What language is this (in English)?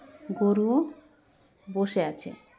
Santali